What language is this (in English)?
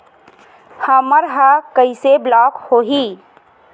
Chhattisgarhi